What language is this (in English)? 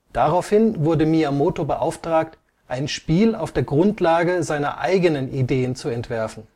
German